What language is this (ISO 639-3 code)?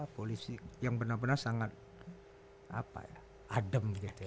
ind